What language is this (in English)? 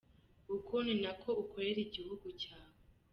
Kinyarwanda